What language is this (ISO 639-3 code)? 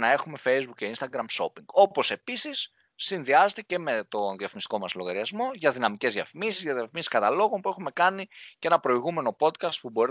ell